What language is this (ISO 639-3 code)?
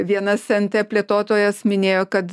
lit